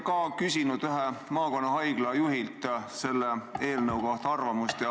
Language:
Estonian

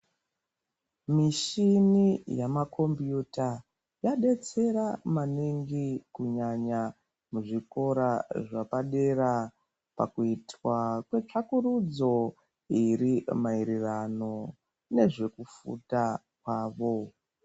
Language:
Ndau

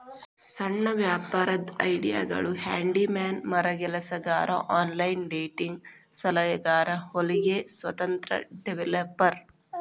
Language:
Kannada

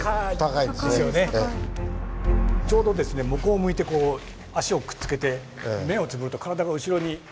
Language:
Japanese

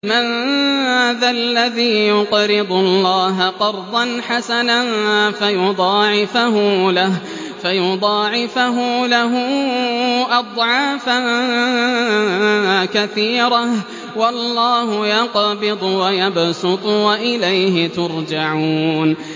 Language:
Arabic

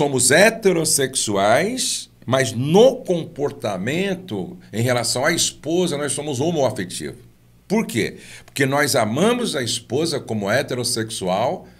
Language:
Portuguese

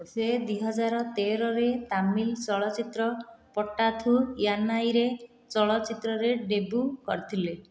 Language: Odia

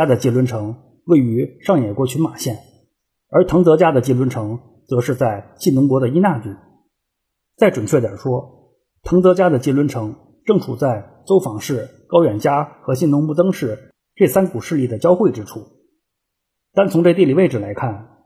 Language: Chinese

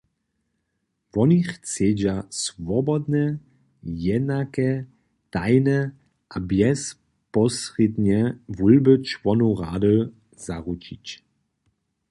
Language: Upper Sorbian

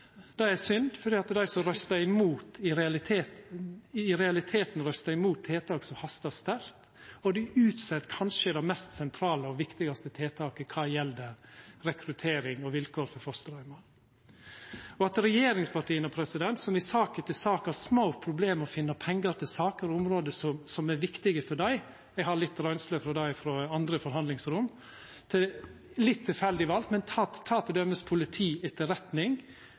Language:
Norwegian Nynorsk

